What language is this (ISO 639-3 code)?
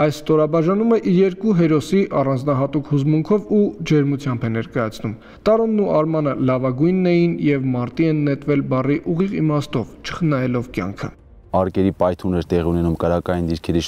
ron